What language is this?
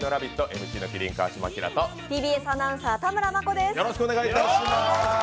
Japanese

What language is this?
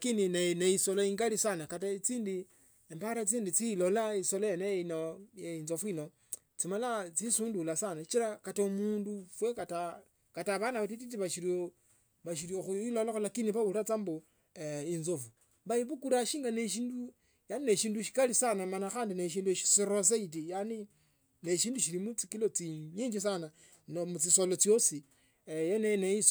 Tsotso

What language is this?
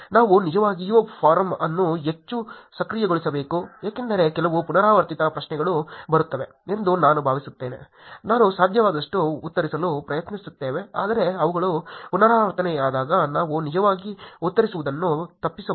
Kannada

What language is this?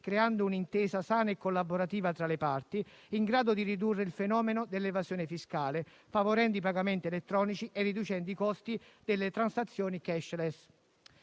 Italian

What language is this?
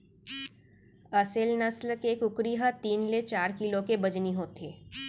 Chhattisgarhi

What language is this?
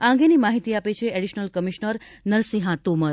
Gujarati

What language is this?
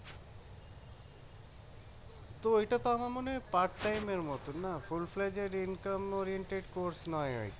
Bangla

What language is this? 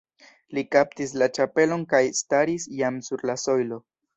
Esperanto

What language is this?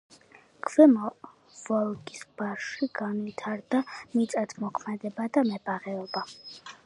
Georgian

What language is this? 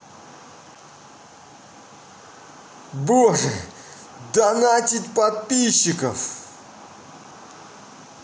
Russian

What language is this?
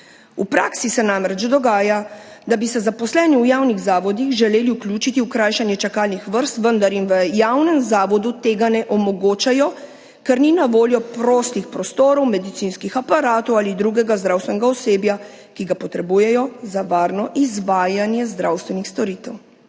Slovenian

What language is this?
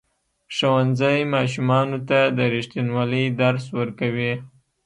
Pashto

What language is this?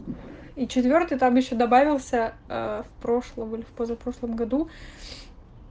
Russian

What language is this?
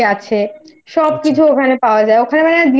Bangla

